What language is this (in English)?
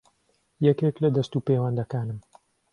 Central Kurdish